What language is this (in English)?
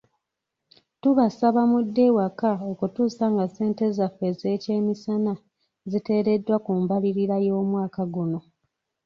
Ganda